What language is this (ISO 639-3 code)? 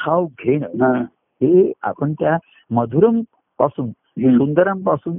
mar